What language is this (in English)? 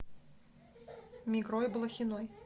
Russian